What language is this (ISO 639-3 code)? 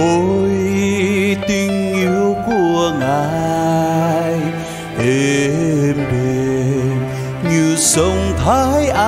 vie